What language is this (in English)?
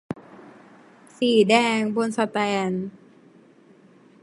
Thai